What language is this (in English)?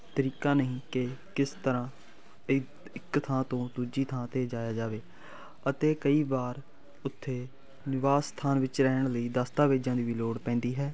Punjabi